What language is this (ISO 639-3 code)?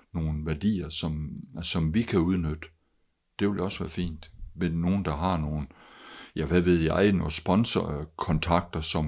dan